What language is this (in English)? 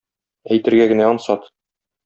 Tatar